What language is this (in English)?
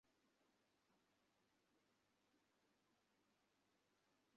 Bangla